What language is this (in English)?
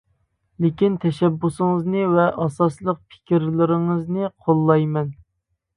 Uyghur